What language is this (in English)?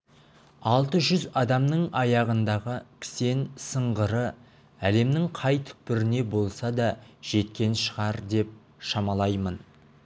Kazakh